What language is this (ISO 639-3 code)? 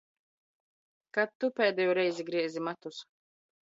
lav